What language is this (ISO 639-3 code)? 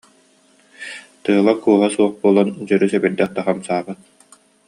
sah